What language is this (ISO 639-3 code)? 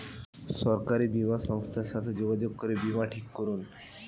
ben